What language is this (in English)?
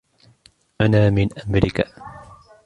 Arabic